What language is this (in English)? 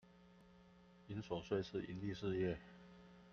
Chinese